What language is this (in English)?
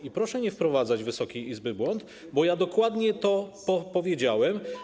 Polish